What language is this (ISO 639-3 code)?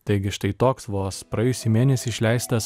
lit